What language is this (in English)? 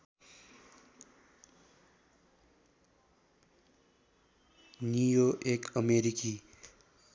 Nepali